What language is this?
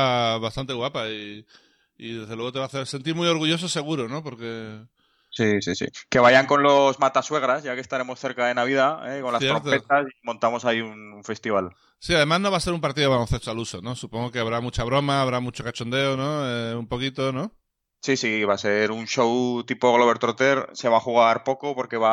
Spanish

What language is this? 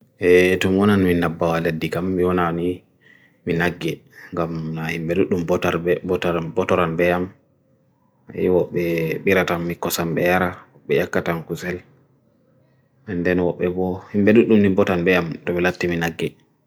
Bagirmi Fulfulde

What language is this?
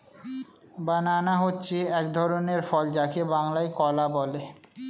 Bangla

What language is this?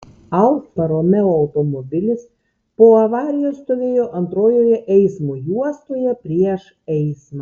Lithuanian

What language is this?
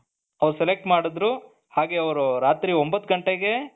Kannada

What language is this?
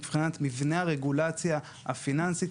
Hebrew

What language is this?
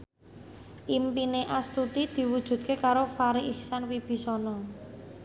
Javanese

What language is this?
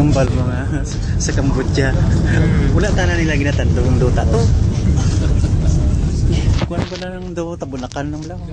Filipino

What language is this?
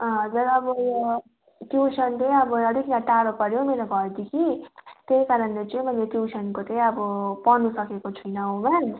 Nepali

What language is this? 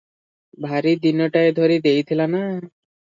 Odia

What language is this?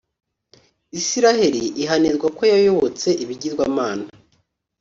Kinyarwanda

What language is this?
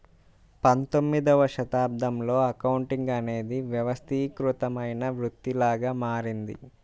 Telugu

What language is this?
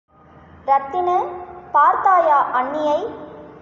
Tamil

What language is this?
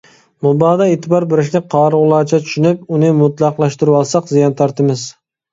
Uyghur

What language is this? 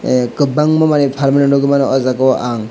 Kok Borok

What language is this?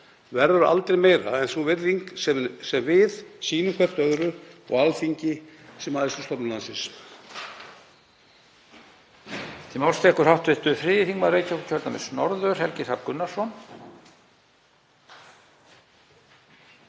Icelandic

